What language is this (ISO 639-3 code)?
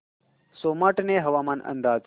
mar